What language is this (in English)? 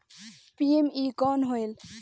Chhattisgarhi